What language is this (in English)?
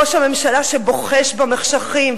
Hebrew